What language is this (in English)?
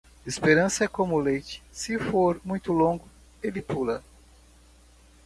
Portuguese